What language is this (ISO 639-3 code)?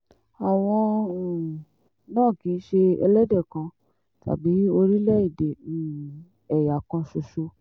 yor